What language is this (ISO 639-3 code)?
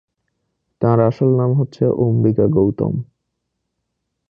ben